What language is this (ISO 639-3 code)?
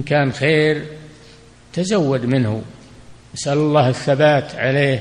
ara